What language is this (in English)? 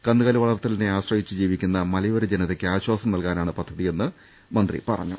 Malayalam